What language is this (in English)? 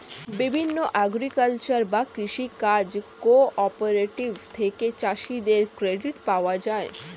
Bangla